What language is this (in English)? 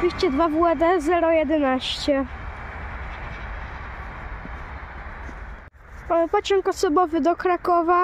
Polish